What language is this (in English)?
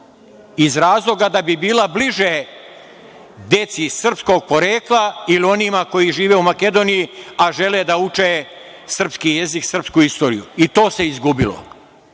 Serbian